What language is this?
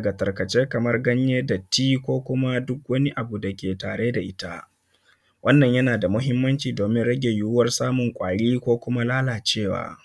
Hausa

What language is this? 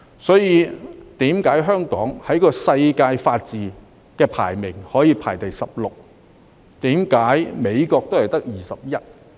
Cantonese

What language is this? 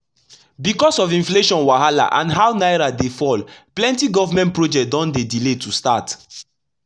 Nigerian Pidgin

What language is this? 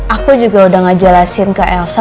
Indonesian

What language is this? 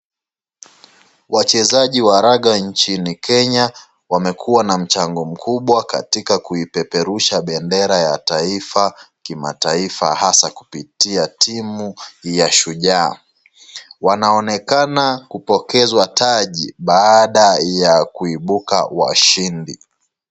Swahili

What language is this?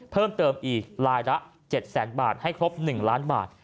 Thai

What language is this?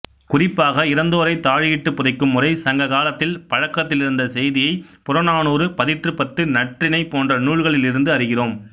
Tamil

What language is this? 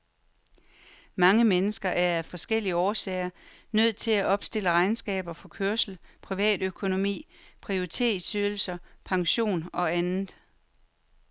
Danish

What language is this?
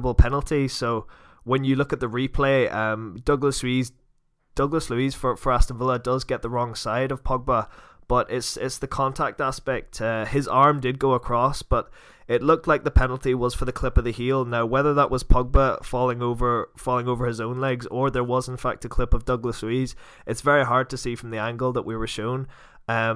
English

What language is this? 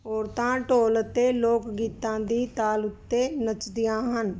Punjabi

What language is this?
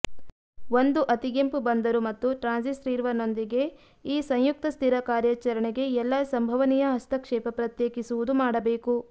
Kannada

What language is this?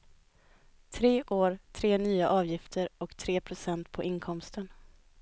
Swedish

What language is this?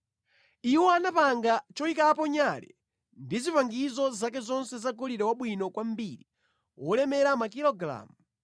Nyanja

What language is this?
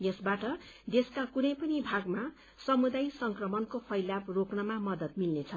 Nepali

